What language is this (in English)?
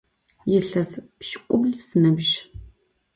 Adyghe